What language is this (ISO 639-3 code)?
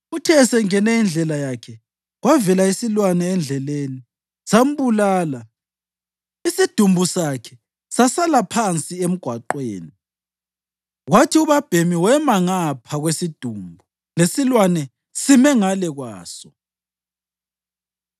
nde